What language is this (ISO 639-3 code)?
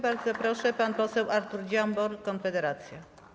pol